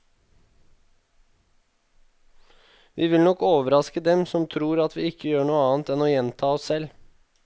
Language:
Norwegian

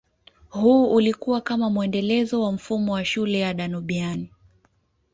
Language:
Swahili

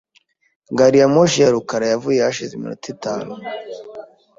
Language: Kinyarwanda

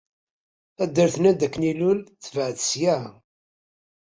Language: Kabyle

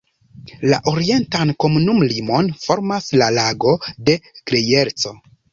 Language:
Esperanto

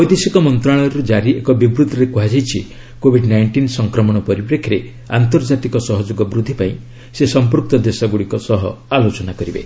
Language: Odia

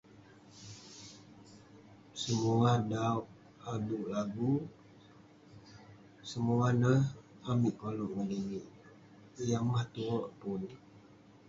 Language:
Western Penan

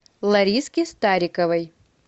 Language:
Russian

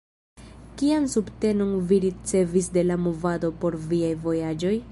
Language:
Esperanto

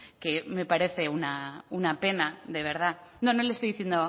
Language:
Spanish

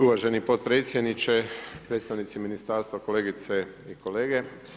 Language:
Croatian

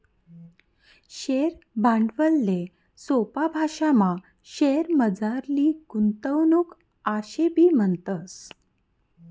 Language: Marathi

